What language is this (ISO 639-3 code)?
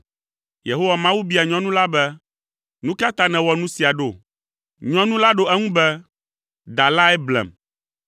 ewe